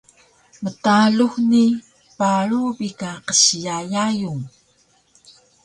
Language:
Taroko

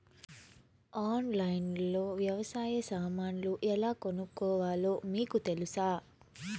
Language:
Telugu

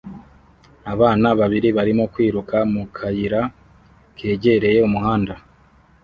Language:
Kinyarwanda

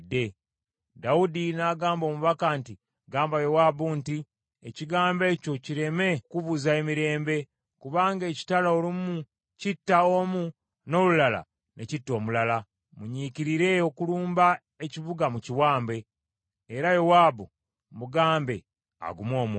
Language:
Ganda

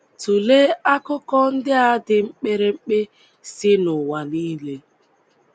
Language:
Igbo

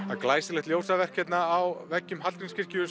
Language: Icelandic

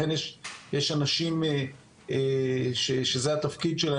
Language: Hebrew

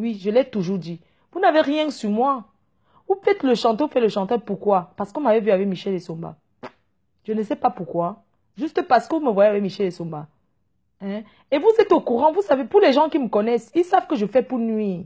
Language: French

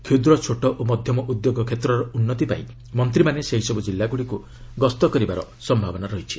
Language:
Odia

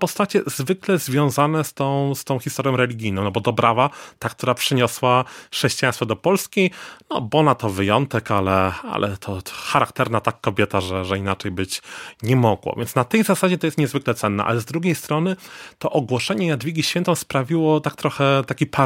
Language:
Polish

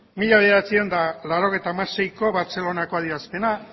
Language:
Basque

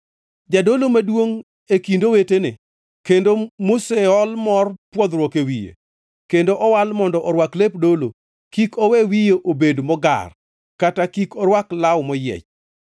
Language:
Luo (Kenya and Tanzania)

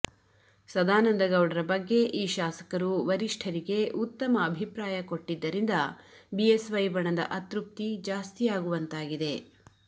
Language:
Kannada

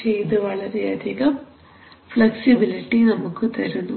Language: Malayalam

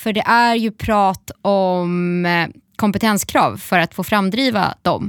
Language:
Swedish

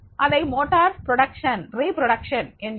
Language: Tamil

